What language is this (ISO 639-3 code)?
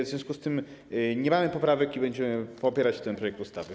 pol